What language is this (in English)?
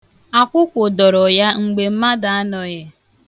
Igbo